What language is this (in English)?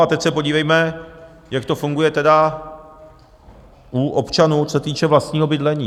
Czech